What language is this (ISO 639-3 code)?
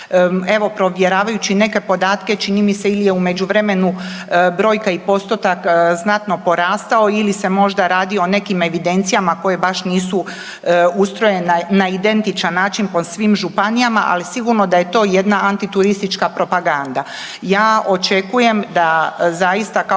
hrv